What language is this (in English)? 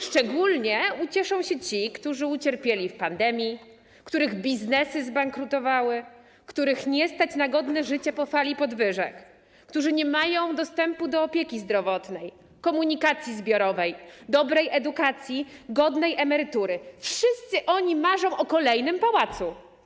Polish